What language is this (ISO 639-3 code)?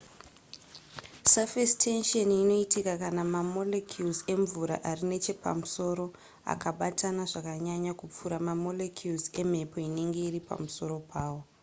sna